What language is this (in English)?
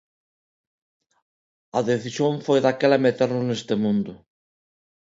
Galician